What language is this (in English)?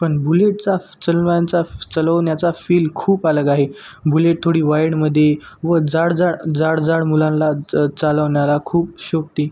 Marathi